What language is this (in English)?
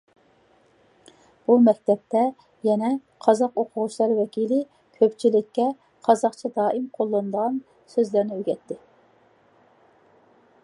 Uyghur